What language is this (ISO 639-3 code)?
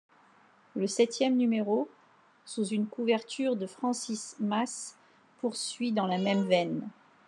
fra